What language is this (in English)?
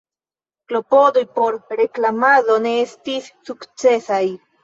Esperanto